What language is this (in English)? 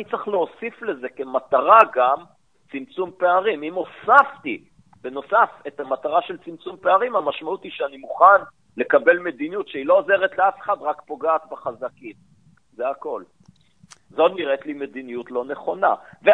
Hebrew